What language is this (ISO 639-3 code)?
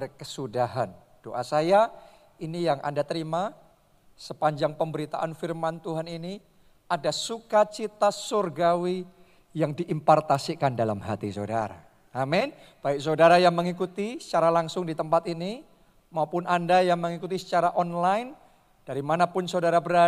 ind